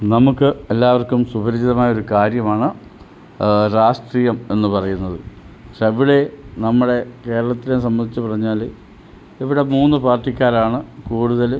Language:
Malayalam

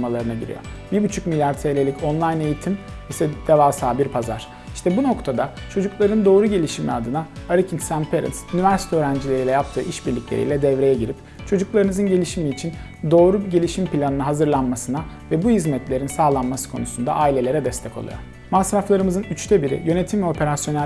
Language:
Turkish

